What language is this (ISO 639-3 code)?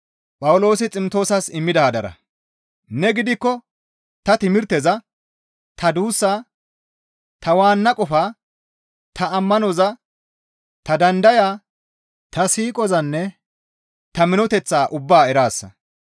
gmv